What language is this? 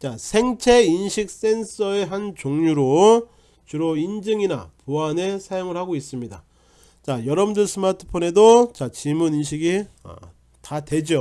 Korean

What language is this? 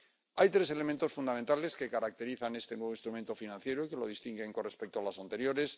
Spanish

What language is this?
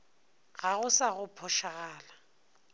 Northern Sotho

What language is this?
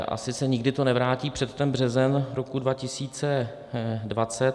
Czech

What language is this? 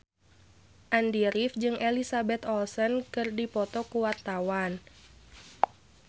Sundanese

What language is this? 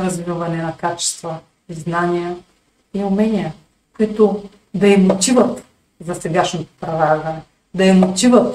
Bulgarian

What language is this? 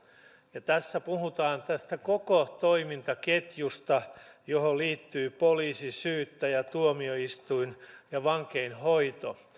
Finnish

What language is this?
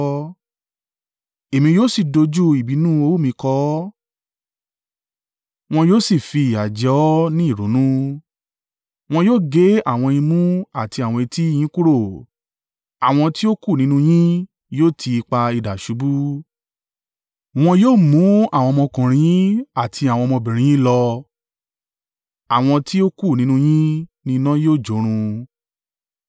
Yoruba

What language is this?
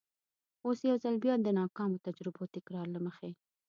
Pashto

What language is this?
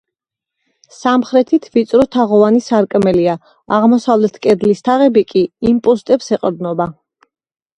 Georgian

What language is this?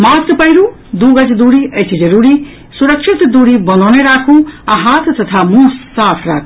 Maithili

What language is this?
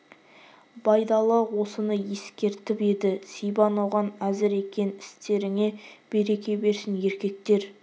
Kazakh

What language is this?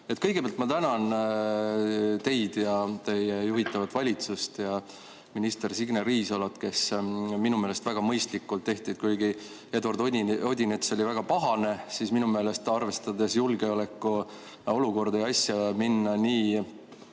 Estonian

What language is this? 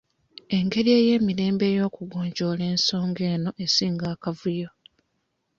Ganda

